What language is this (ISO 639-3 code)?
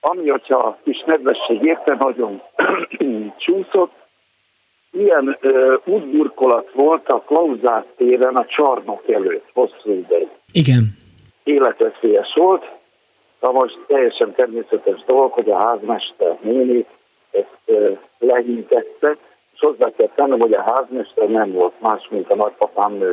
hun